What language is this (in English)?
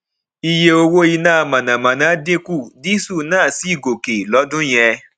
Yoruba